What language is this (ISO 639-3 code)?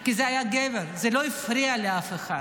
heb